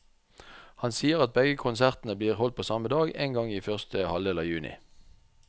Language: Norwegian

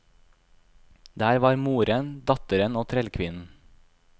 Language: Norwegian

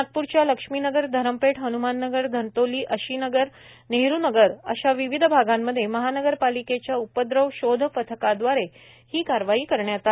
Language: Marathi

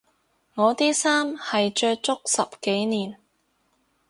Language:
Cantonese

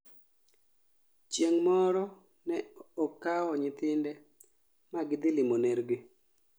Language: Luo (Kenya and Tanzania)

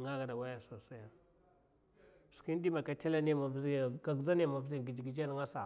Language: Mafa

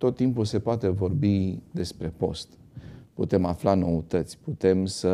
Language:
Romanian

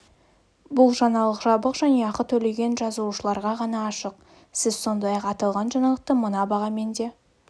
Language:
Kazakh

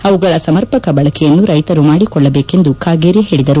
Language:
Kannada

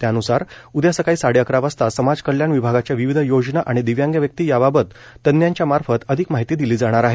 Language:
Marathi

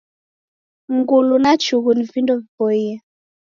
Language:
Taita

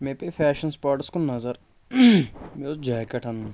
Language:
Kashmiri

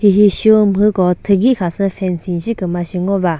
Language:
Chokri Naga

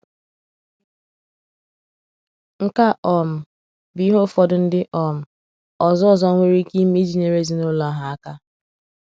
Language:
Igbo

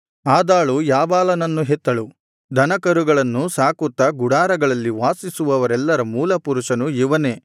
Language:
Kannada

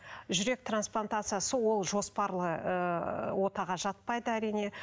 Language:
Kazakh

